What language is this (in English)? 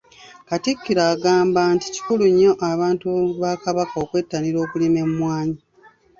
Ganda